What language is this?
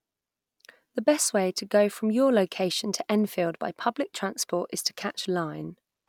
English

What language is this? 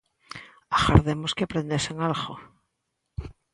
Galician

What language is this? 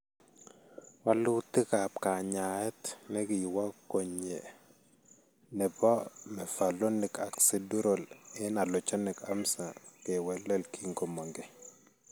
Kalenjin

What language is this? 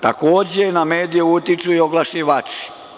Serbian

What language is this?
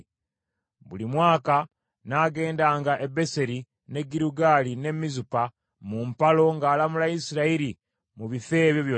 Ganda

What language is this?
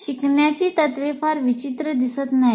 Marathi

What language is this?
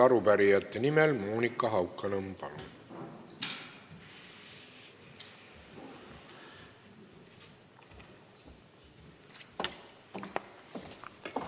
Estonian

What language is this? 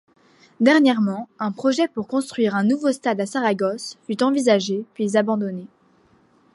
French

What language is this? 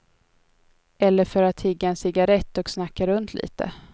Swedish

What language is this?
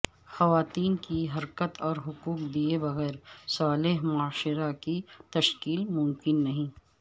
Urdu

